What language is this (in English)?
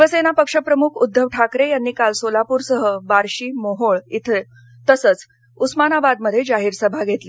Marathi